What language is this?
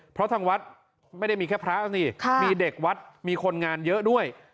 Thai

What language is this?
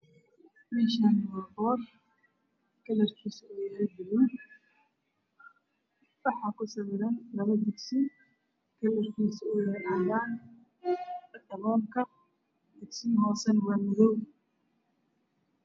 Somali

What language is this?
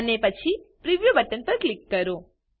Gujarati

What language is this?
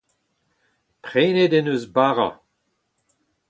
Breton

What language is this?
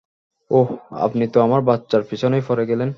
Bangla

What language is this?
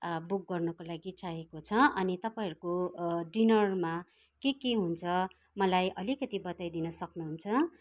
Nepali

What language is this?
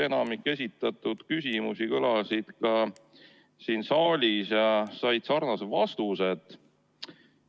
Estonian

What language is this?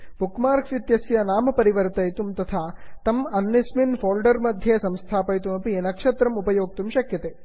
Sanskrit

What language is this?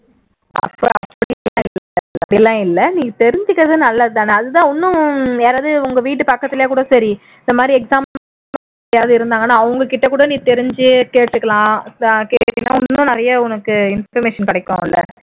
Tamil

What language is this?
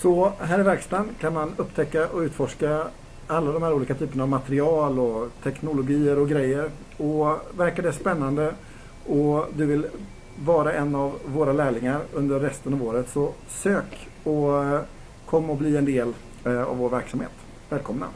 Swedish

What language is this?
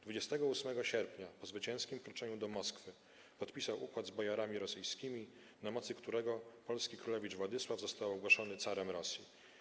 Polish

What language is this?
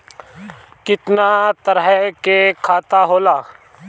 Bhojpuri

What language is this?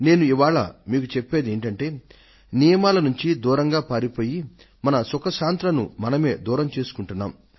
Telugu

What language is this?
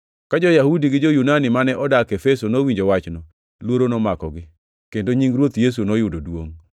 Luo (Kenya and Tanzania)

